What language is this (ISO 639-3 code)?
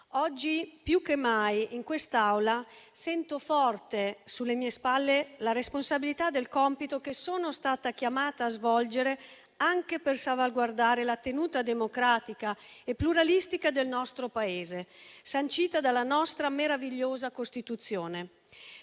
ita